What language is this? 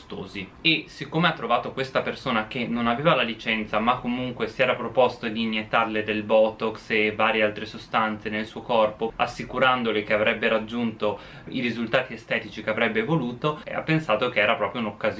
Italian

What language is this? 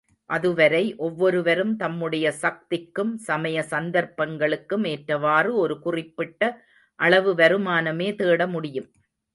Tamil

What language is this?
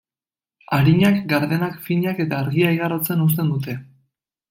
Basque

